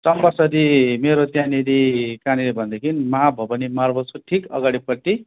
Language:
Nepali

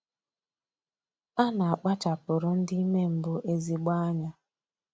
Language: Igbo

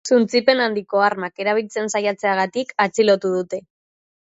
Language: Basque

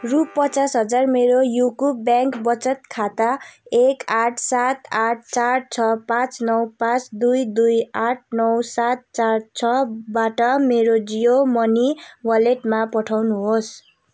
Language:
Nepali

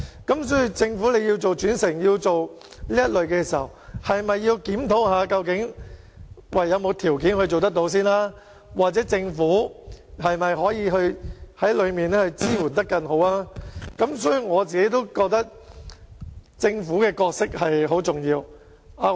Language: Cantonese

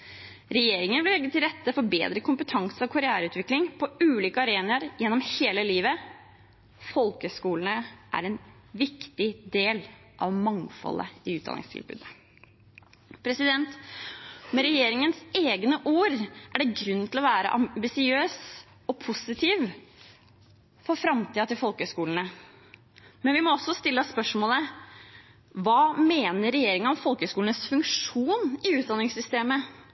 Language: Norwegian Bokmål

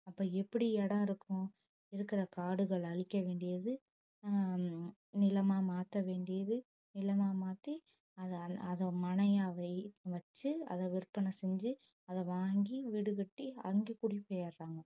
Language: Tamil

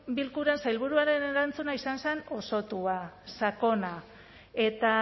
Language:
Basque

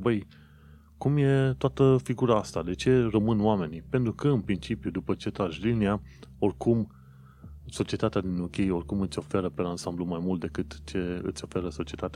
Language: Romanian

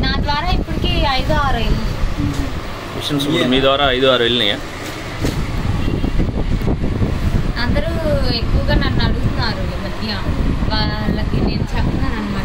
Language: Korean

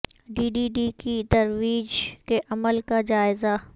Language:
Urdu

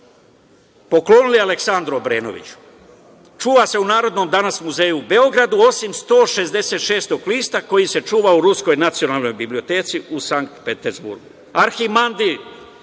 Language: Serbian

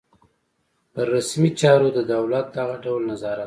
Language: Pashto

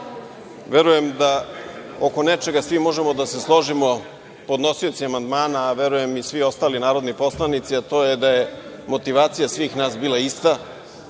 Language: Serbian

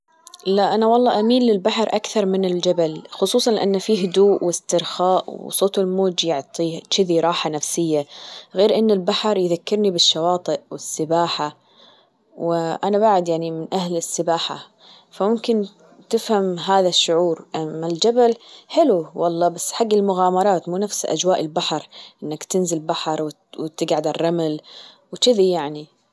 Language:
Gulf Arabic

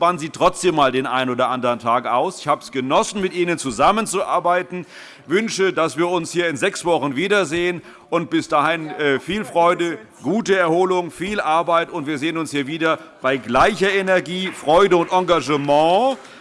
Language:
German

